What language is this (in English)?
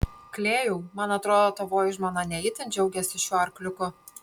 Lithuanian